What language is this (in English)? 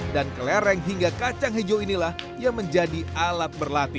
Indonesian